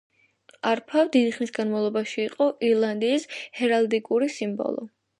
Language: Georgian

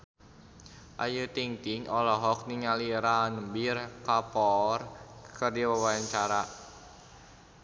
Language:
Sundanese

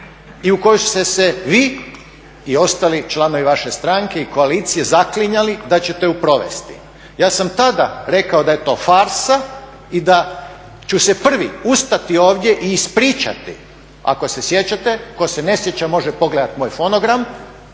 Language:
Croatian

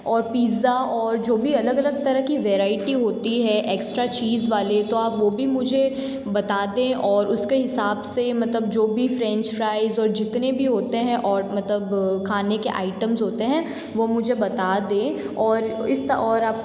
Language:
Hindi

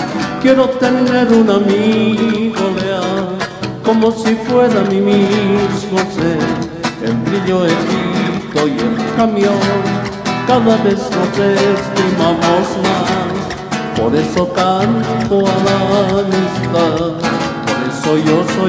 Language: Spanish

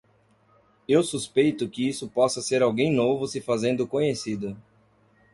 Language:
Portuguese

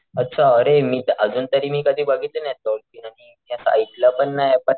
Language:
Marathi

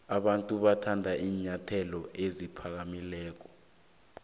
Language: South Ndebele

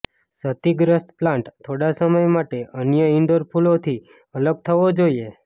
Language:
Gujarati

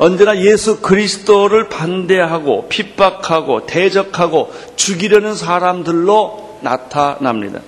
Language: Korean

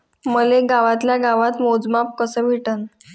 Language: Marathi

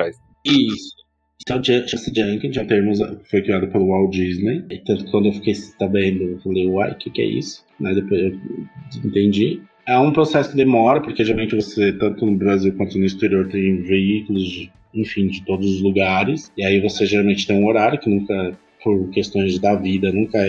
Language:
Portuguese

